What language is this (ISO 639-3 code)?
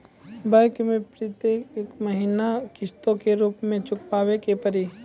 mai